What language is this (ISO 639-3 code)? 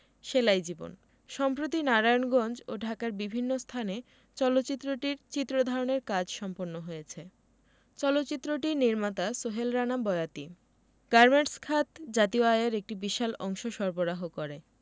ben